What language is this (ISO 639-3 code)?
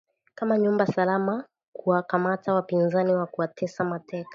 swa